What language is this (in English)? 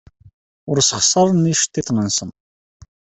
Kabyle